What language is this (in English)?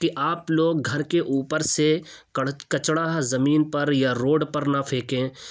Urdu